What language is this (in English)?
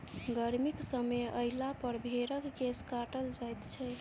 Maithili